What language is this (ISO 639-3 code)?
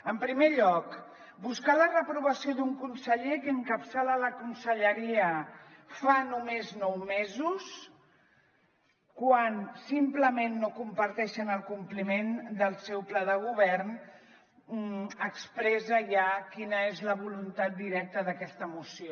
cat